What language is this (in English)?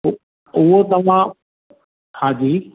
Sindhi